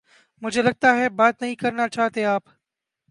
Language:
Urdu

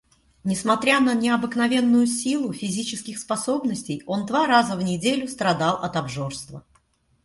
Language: Russian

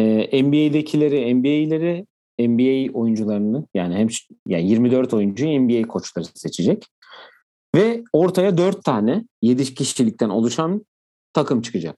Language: Turkish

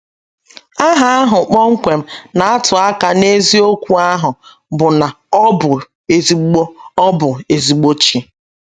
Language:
Igbo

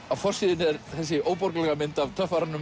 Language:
Icelandic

